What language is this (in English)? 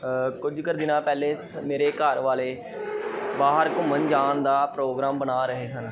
Punjabi